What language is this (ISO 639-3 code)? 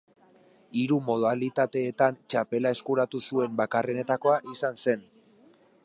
eus